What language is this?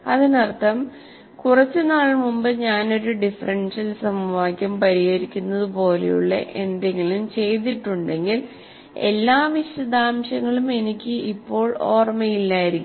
Malayalam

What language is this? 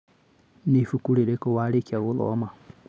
Kikuyu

